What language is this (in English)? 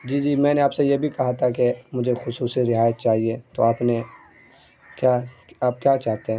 Urdu